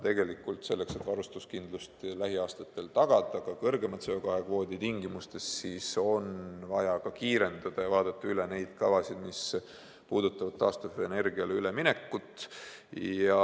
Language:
Estonian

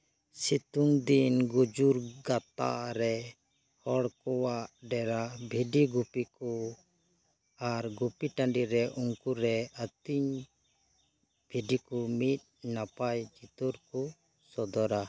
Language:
Santali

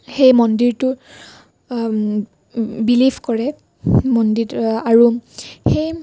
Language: Assamese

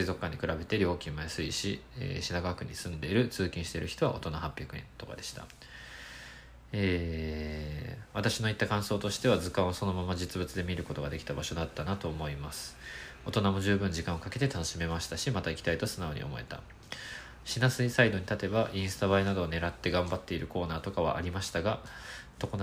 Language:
Japanese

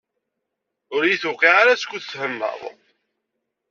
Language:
Kabyle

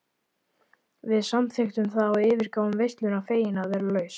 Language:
Icelandic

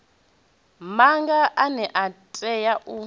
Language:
Venda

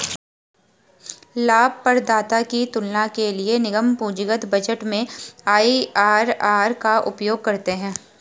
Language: Hindi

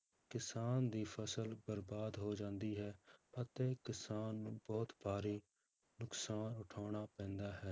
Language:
Punjabi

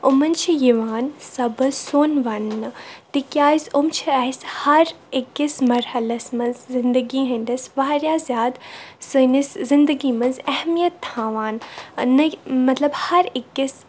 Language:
Kashmiri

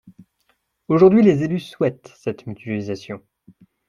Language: French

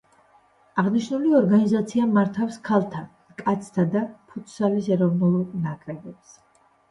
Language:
Georgian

